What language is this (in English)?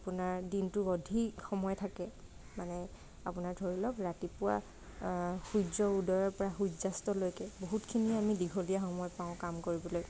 Assamese